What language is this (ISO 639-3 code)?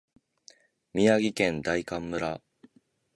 jpn